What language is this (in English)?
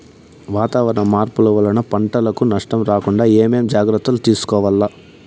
Telugu